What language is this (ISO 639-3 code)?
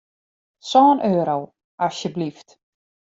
fry